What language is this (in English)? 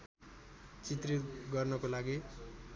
Nepali